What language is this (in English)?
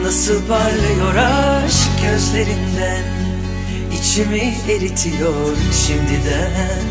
Turkish